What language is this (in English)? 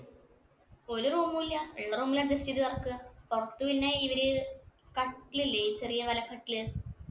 Malayalam